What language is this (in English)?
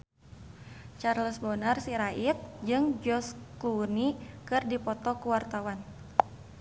Sundanese